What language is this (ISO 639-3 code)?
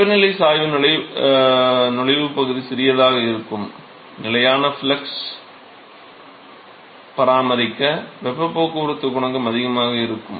tam